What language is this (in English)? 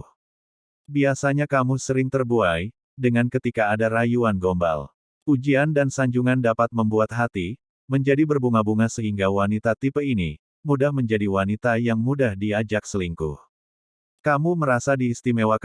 Indonesian